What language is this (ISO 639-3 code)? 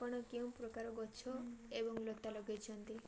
ori